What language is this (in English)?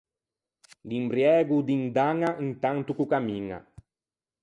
Ligurian